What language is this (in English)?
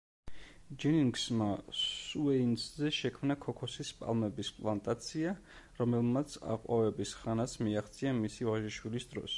Georgian